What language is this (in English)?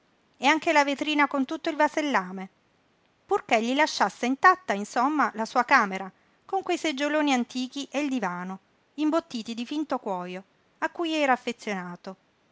Italian